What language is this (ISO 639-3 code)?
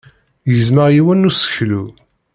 kab